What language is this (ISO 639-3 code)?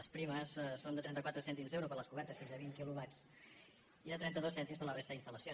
cat